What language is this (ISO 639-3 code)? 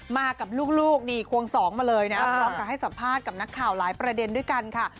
tha